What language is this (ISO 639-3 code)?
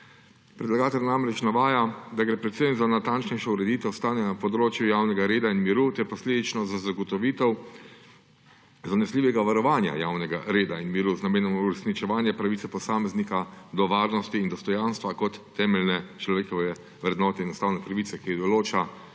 slv